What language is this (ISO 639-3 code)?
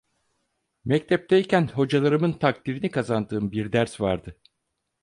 tur